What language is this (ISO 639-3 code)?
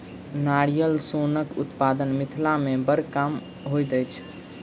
mai